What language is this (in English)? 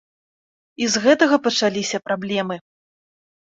Belarusian